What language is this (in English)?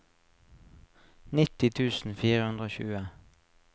Norwegian